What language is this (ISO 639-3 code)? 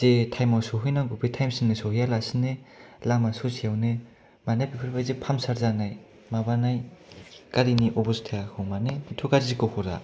brx